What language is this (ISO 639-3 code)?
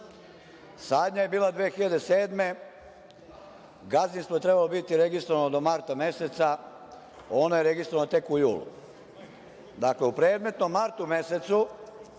srp